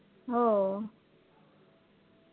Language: Marathi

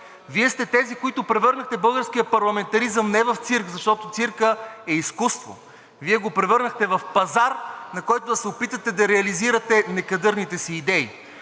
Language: Bulgarian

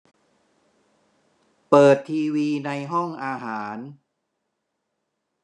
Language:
Thai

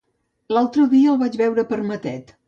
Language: Catalan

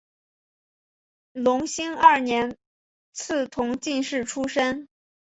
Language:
Chinese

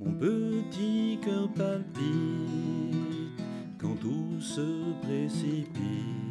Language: French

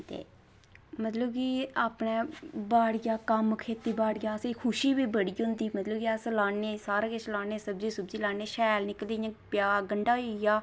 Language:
Dogri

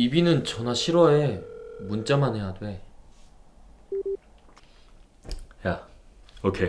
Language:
Korean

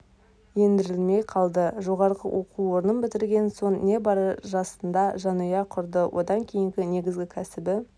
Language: Kazakh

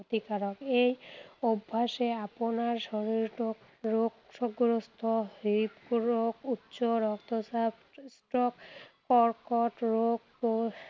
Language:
Assamese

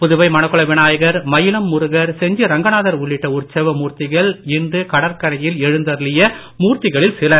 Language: Tamil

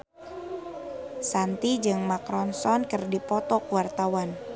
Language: Sundanese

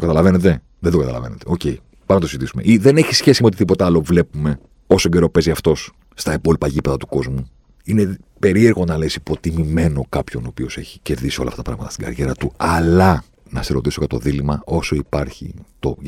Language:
Greek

